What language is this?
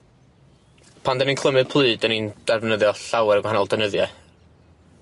Welsh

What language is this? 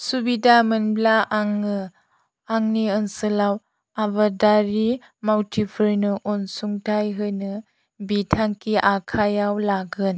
Bodo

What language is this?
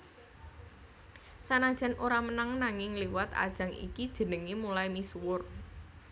Javanese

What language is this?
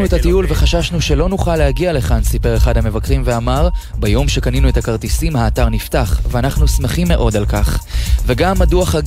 Hebrew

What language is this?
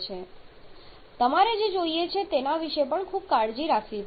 Gujarati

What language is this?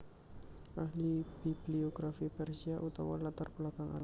Javanese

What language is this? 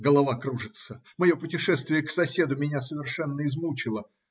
Russian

